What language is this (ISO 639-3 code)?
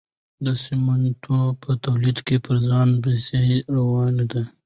pus